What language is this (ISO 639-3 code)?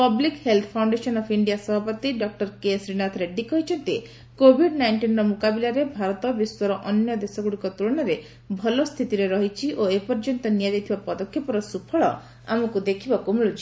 ori